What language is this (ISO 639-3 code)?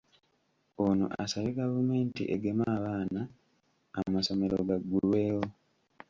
lug